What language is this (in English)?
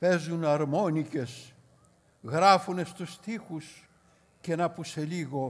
Greek